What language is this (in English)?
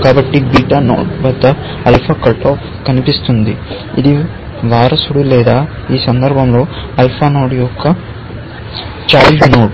Telugu